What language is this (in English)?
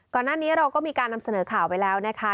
Thai